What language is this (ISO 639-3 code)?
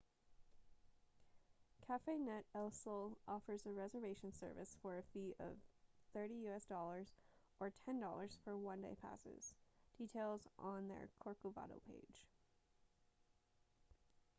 eng